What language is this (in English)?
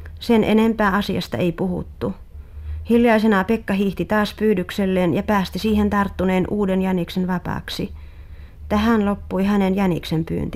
Finnish